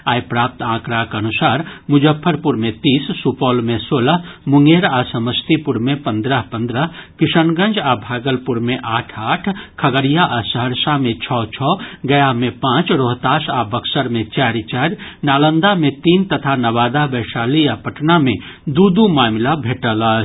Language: Maithili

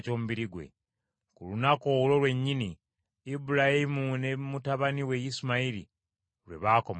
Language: Ganda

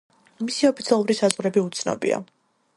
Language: Georgian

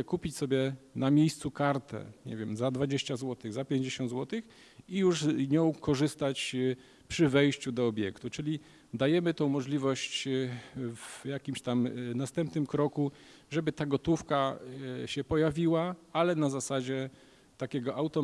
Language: Polish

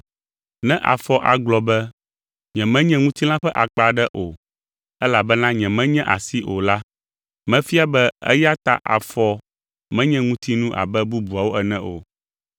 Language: Ewe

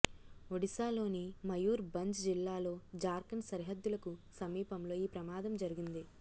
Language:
Telugu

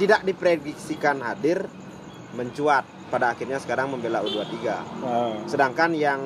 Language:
Indonesian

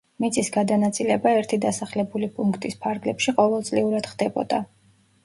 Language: Georgian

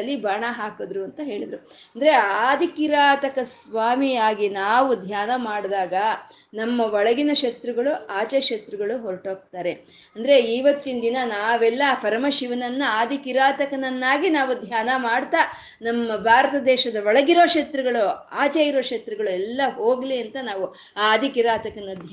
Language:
Kannada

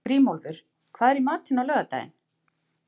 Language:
Icelandic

